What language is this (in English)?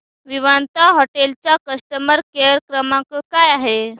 Marathi